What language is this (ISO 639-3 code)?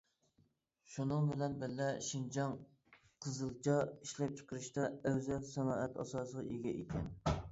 uig